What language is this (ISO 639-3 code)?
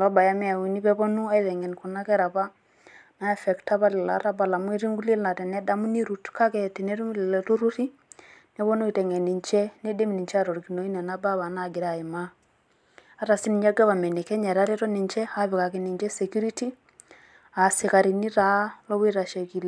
mas